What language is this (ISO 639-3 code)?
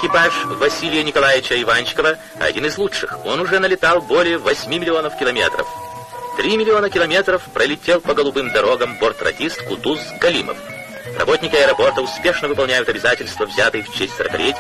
rus